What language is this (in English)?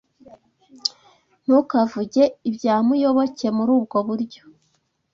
Kinyarwanda